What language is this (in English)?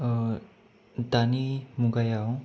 Bodo